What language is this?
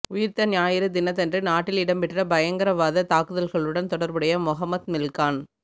Tamil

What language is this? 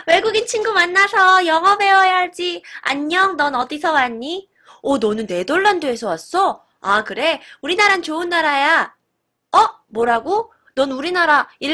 Korean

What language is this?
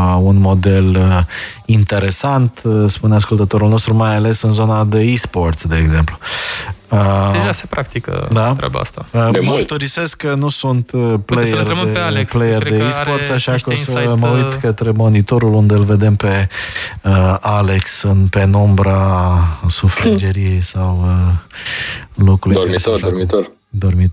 Romanian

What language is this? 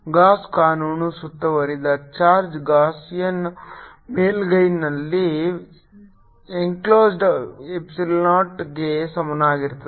Kannada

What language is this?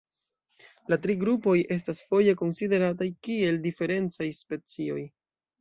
Esperanto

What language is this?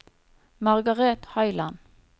Norwegian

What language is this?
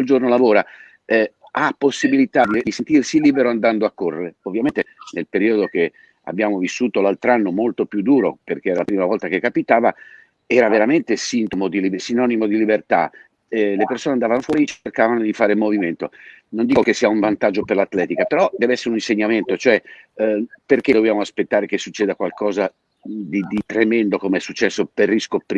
Italian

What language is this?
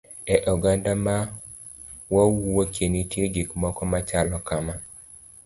Luo (Kenya and Tanzania)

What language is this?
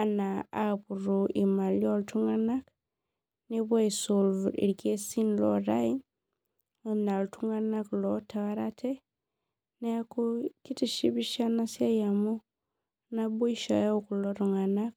Masai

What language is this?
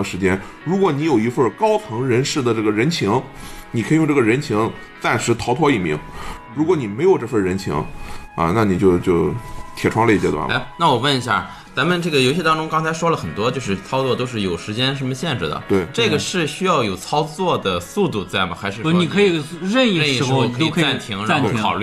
Chinese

